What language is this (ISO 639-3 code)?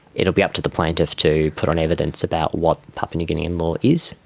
eng